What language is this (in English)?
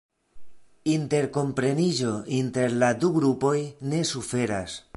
Esperanto